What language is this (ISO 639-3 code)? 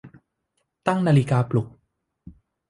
tha